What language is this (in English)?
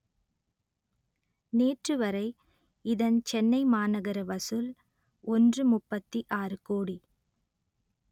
Tamil